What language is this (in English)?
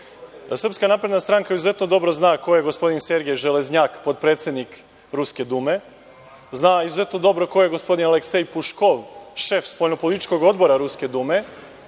Serbian